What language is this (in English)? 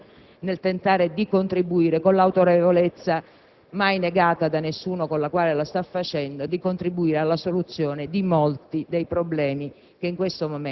Italian